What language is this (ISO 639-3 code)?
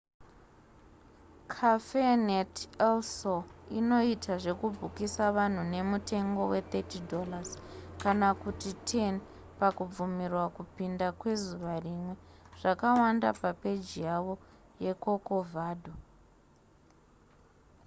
sna